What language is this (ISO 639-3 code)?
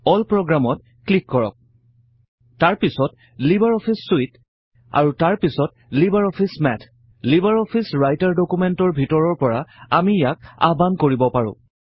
asm